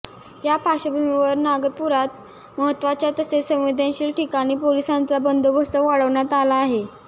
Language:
Marathi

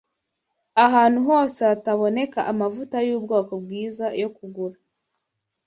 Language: Kinyarwanda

